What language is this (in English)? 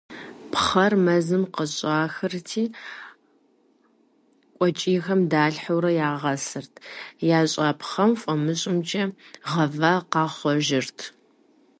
Kabardian